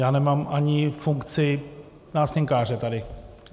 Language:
Czech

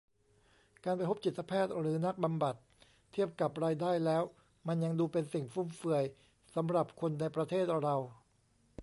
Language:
Thai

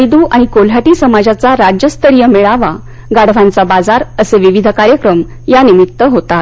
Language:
Marathi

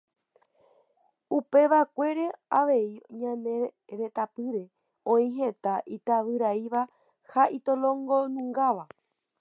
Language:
Guarani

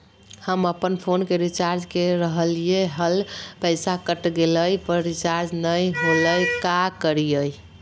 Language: Magahi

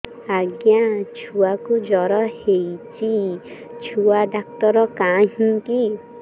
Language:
Odia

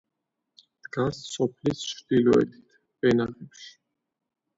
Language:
Georgian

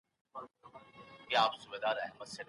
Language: Pashto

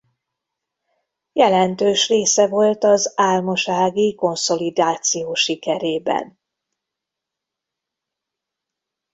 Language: Hungarian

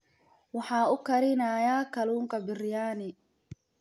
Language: Somali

